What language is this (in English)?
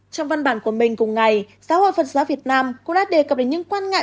Vietnamese